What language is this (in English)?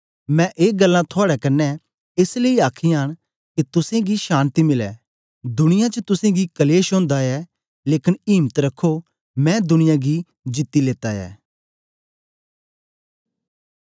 Dogri